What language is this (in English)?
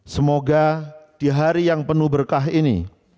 Indonesian